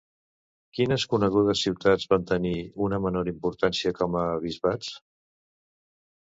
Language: Catalan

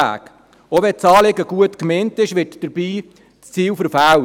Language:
Swiss German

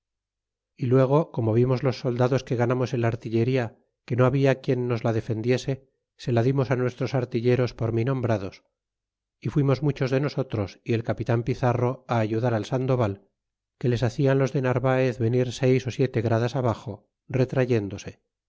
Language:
Spanish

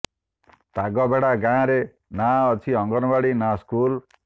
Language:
Odia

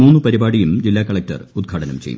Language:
Malayalam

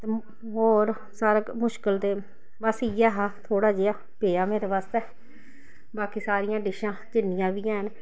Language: Dogri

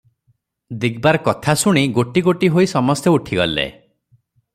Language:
Odia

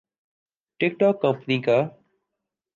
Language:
Urdu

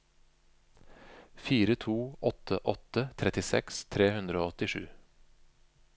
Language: Norwegian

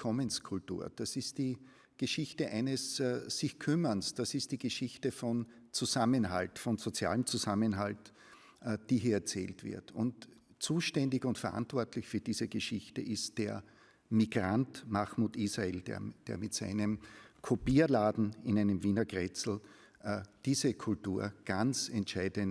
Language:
German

